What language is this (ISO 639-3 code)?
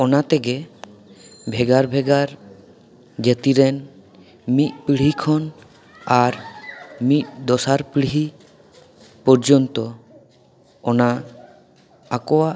sat